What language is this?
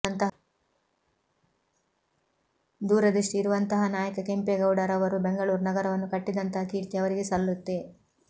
Kannada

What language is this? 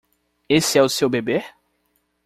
Portuguese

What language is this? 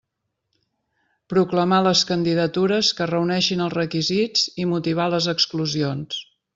Catalan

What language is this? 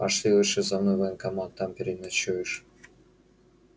Russian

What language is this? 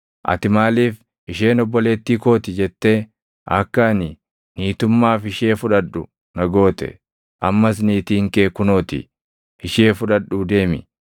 Oromo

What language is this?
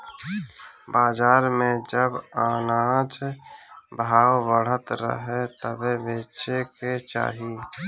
Bhojpuri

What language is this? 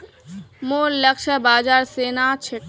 Magahi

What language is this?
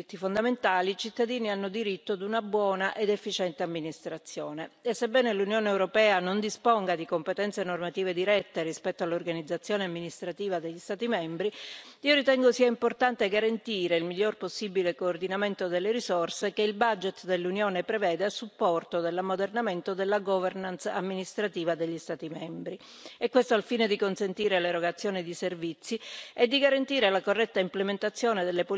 Italian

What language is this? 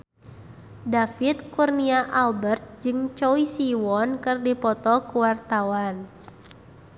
Sundanese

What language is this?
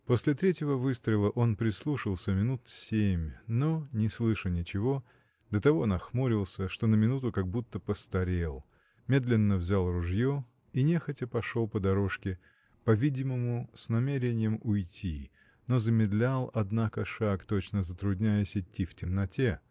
Russian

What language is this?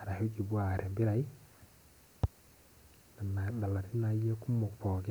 Masai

